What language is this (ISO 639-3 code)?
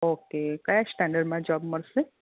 guj